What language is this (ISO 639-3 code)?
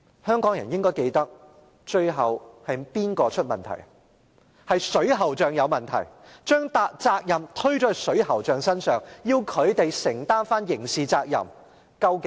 yue